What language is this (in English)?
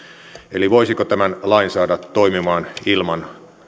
Finnish